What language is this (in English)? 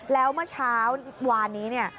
Thai